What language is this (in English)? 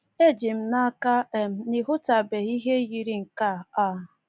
Igbo